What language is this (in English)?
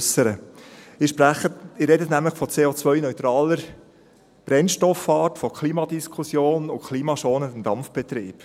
Swiss German